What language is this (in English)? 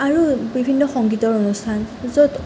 Assamese